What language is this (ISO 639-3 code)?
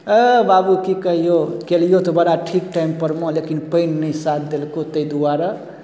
mai